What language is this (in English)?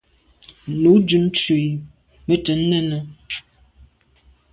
Medumba